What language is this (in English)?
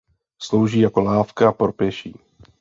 Czech